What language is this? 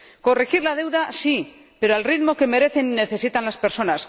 Spanish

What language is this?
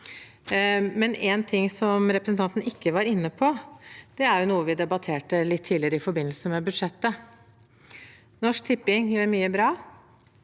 Norwegian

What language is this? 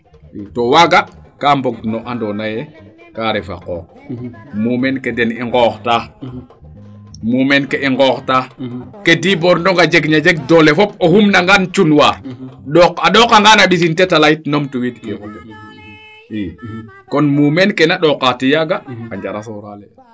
Serer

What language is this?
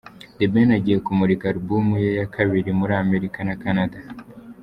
Kinyarwanda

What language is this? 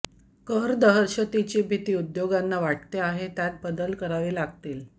Marathi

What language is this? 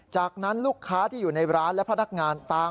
Thai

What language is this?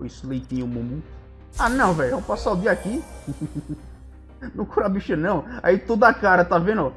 Portuguese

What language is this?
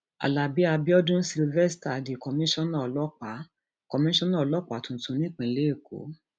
Yoruba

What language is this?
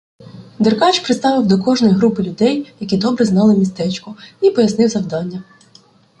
Ukrainian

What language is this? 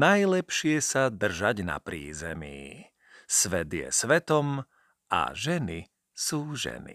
Slovak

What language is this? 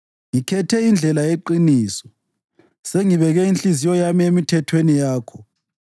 North Ndebele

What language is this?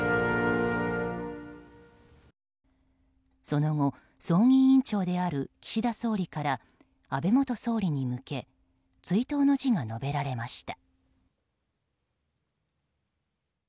Japanese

